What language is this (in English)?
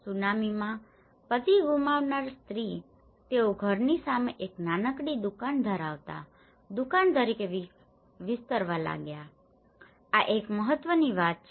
Gujarati